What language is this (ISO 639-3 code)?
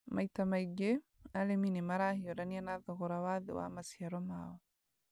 kik